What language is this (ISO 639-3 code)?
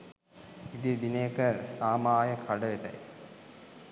sin